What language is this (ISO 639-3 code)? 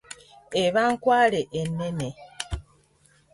lug